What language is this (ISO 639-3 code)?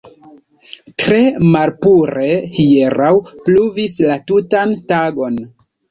epo